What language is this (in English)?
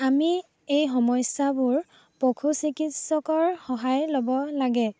Assamese